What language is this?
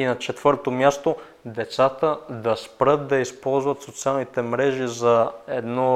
Bulgarian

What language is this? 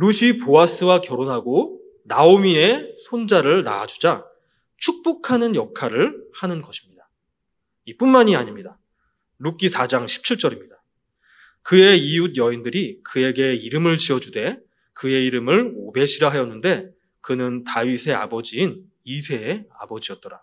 Korean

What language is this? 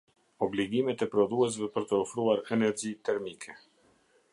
Albanian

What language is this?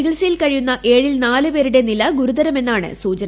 Malayalam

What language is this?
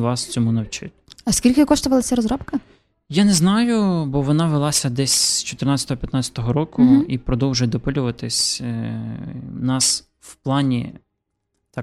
Ukrainian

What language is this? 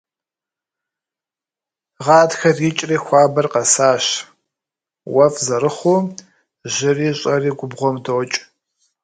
Kabardian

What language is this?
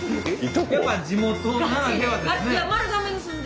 Japanese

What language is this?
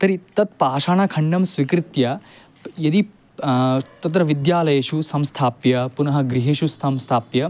Sanskrit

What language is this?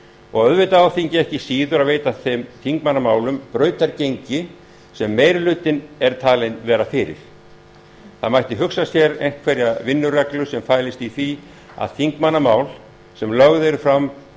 Icelandic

